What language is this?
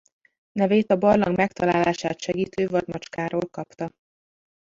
Hungarian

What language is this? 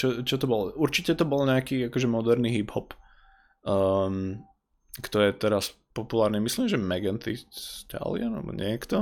Slovak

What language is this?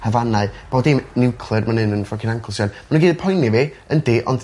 Welsh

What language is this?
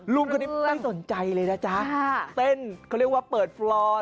Thai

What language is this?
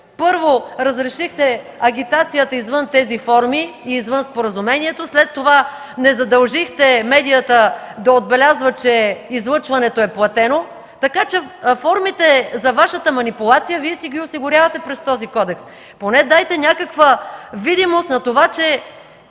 Bulgarian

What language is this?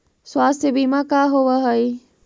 Magahi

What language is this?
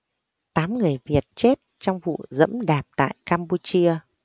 Vietnamese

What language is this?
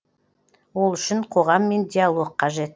Kazakh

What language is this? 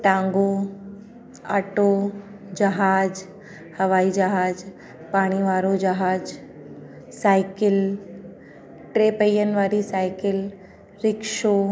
Sindhi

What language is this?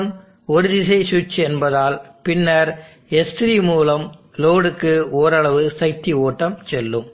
Tamil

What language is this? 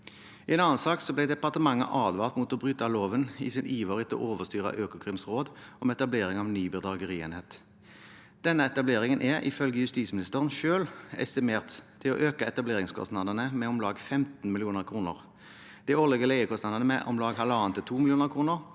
Norwegian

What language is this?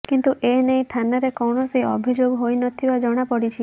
Odia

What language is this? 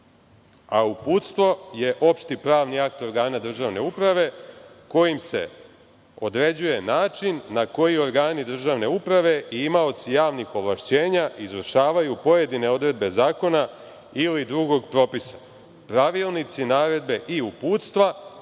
Serbian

